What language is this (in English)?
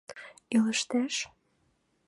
Mari